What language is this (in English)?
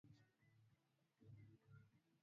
Swahili